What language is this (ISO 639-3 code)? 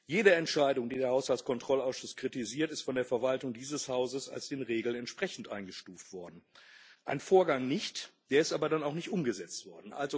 deu